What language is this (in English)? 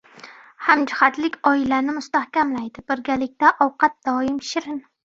Uzbek